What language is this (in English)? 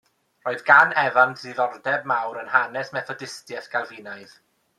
Welsh